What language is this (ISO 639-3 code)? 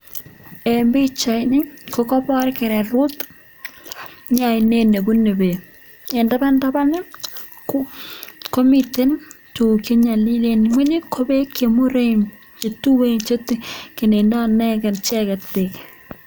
kln